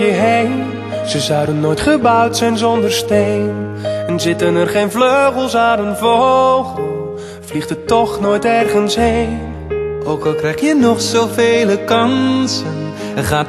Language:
Dutch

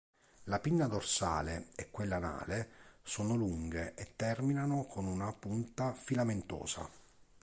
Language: Italian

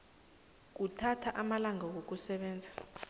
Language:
South Ndebele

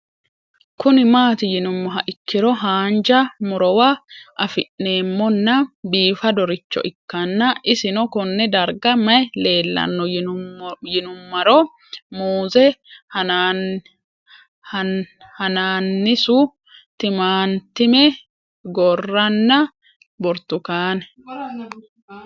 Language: Sidamo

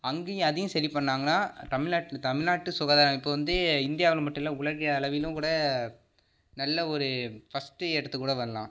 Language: Tamil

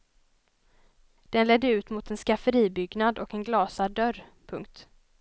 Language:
Swedish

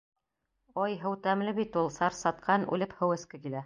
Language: Bashkir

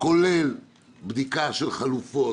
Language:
Hebrew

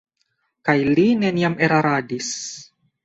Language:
Esperanto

